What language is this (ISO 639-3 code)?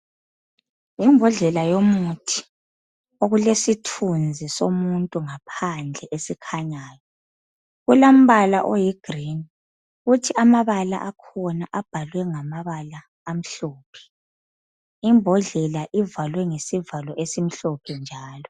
nde